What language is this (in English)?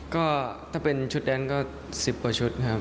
Thai